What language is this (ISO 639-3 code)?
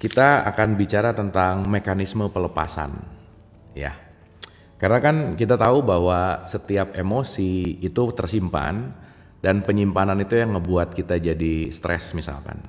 ind